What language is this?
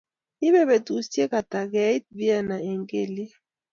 Kalenjin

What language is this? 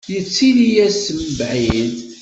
Kabyle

